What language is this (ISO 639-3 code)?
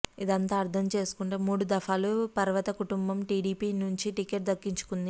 tel